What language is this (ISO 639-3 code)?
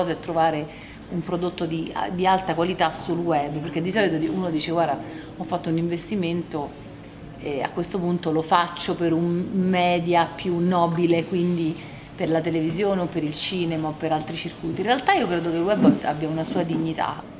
ita